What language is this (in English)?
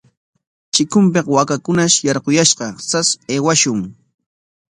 Corongo Ancash Quechua